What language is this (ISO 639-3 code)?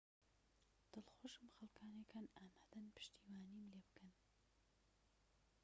ckb